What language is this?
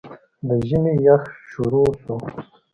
Pashto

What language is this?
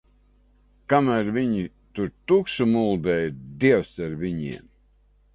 Latvian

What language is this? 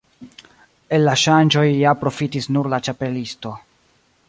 Esperanto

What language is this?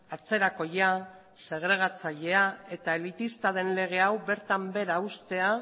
Basque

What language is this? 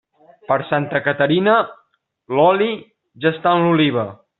Catalan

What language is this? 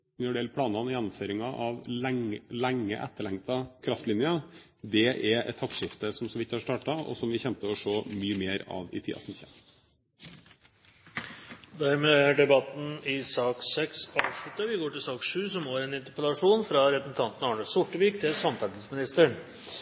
Norwegian Bokmål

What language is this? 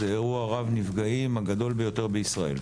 Hebrew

